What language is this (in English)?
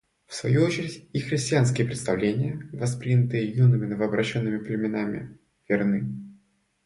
Russian